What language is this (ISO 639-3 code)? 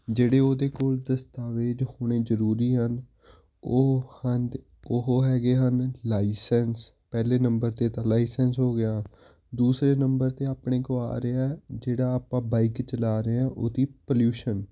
pan